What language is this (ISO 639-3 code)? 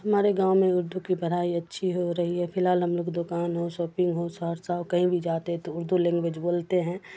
urd